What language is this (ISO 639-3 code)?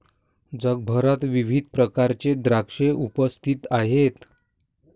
mar